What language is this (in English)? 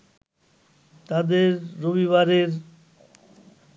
Bangla